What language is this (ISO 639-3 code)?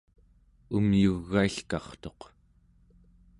esu